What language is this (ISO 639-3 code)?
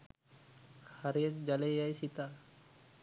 sin